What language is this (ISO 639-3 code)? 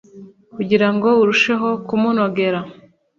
kin